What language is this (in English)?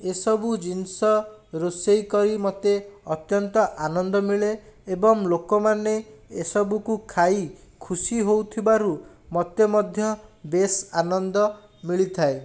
Odia